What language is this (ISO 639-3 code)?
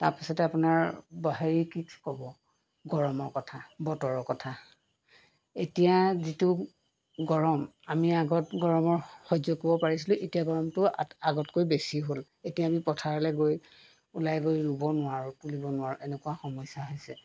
asm